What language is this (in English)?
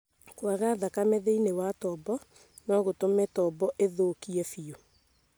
Kikuyu